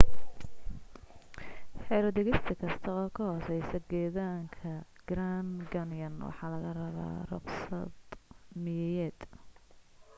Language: Somali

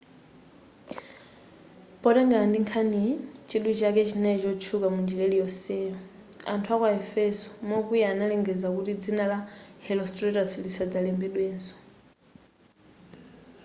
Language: Nyanja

